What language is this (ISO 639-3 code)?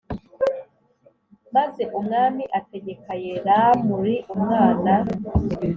kin